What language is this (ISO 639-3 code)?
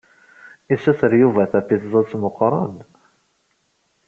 kab